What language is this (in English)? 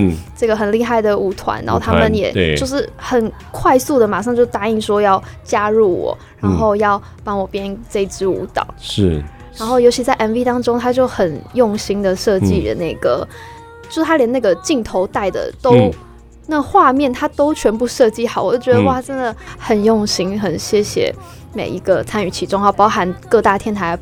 Chinese